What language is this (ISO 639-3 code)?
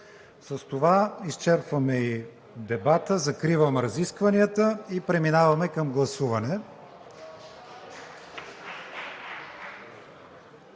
bul